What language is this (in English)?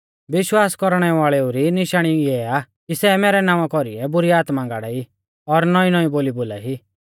Mahasu Pahari